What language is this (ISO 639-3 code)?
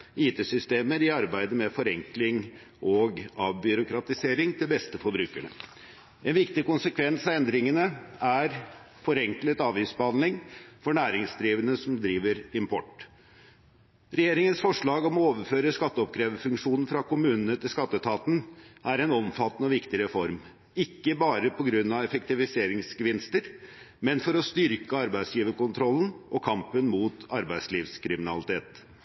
nob